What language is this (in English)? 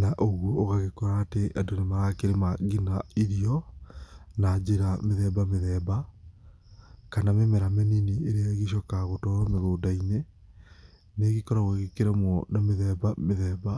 Kikuyu